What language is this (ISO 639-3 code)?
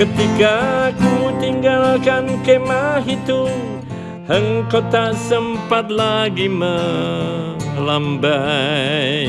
ind